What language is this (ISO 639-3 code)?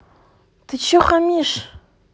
rus